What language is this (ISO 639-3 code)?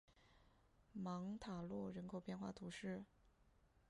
zho